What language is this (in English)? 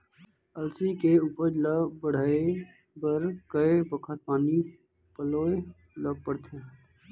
Chhattisgarhi